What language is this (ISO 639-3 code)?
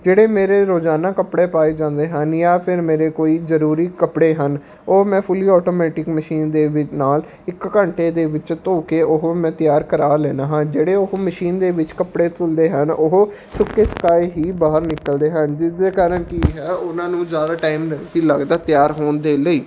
pan